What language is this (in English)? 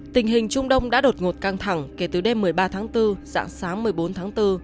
Vietnamese